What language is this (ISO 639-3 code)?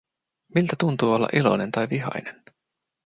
fin